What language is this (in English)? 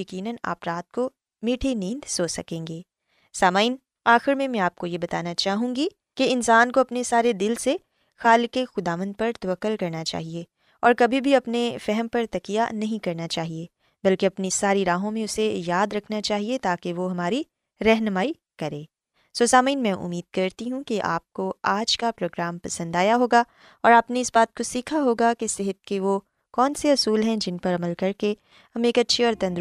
Urdu